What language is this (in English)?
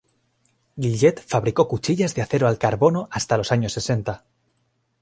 Spanish